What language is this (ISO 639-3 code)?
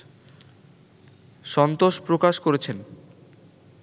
ben